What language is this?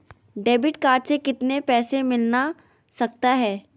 Magahi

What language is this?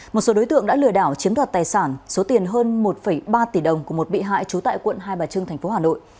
Vietnamese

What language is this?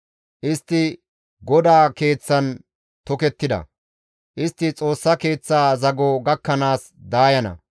Gamo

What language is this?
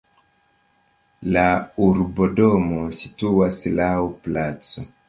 Esperanto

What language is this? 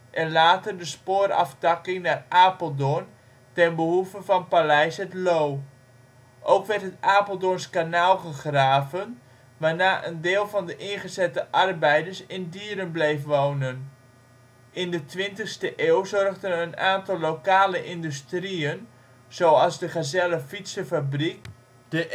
Dutch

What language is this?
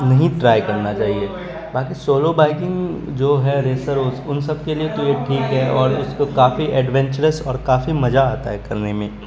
Urdu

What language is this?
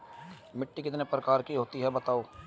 Hindi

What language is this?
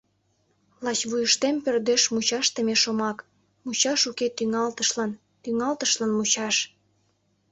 Mari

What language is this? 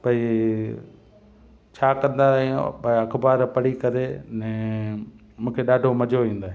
Sindhi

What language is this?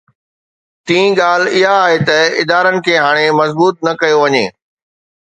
Sindhi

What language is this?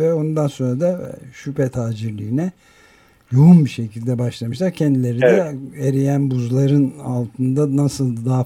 Turkish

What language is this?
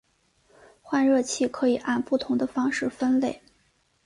Chinese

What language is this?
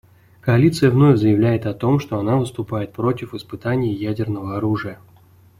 Russian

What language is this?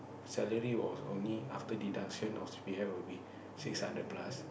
English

